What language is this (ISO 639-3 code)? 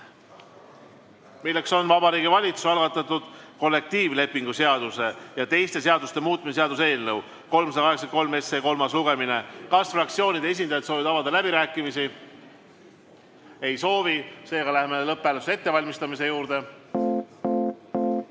est